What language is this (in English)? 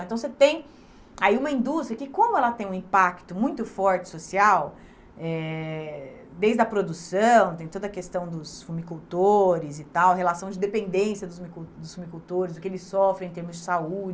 Portuguese